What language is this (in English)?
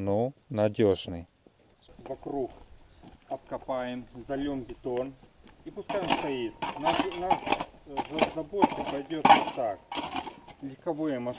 Russian